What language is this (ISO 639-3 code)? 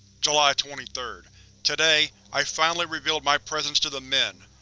eng